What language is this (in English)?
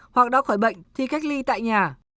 Vietnamese